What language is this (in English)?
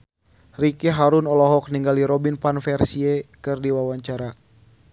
Sundanese